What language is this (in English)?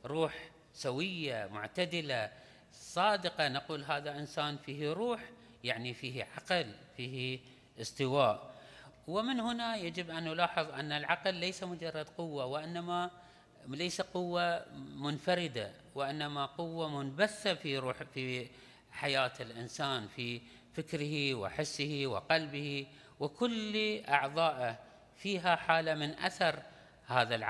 Arabic